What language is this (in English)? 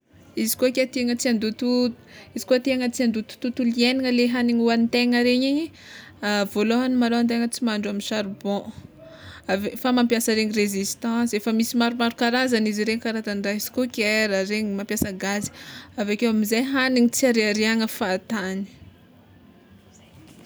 Tsimihety Malagasy